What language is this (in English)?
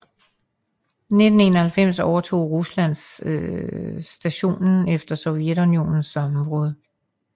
Danish